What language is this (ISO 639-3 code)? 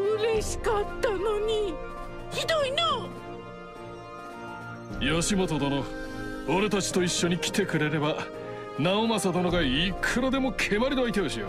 jpn